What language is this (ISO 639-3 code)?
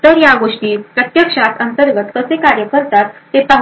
mar